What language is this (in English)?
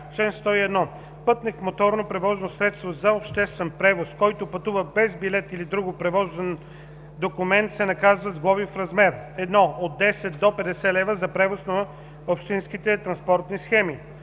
Bulgarian